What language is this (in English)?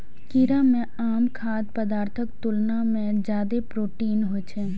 Maithili